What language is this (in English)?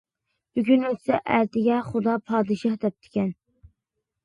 Uyghur